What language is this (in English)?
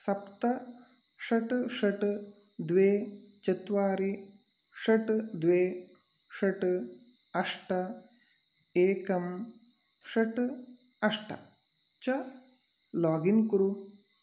Sanskrit